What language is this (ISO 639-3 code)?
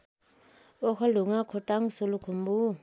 nep